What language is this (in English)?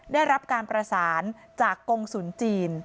Thai